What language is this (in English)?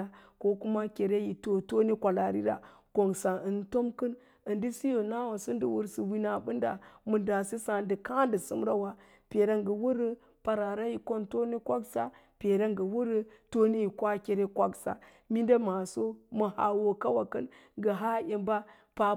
Lala-Roba